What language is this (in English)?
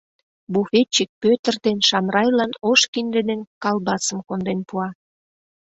Mari